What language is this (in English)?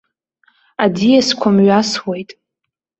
Abkhazian